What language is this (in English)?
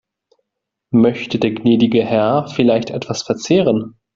German